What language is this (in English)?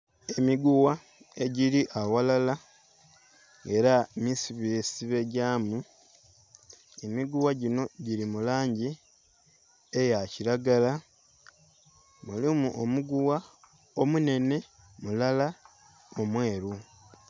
Soga